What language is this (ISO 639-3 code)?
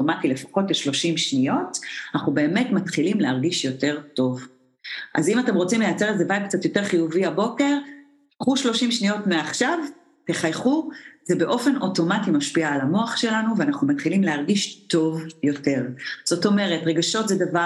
heb